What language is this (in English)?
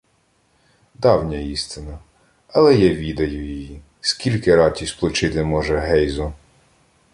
Ukrainian